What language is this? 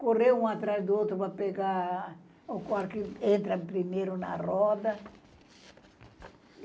Portuguese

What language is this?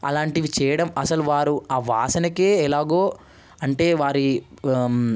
Telugu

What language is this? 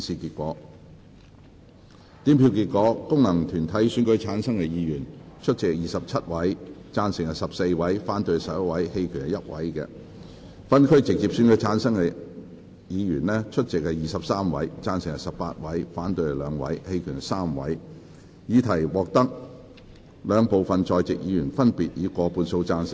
Cantonese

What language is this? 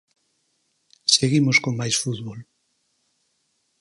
Galician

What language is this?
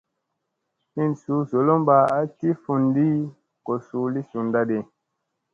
Musey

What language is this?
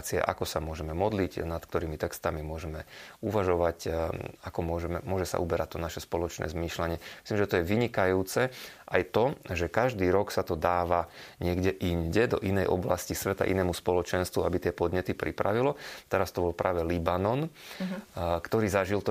Slovak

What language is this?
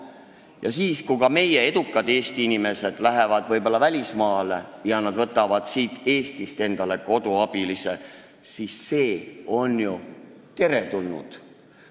Estonian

